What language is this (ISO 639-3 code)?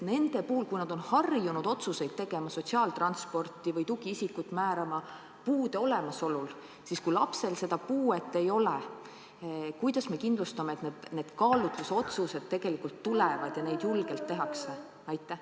est